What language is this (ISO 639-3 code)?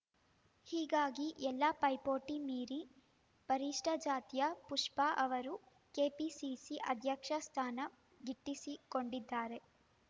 kan